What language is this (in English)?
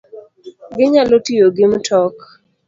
Luo (Kenya and Tanzania)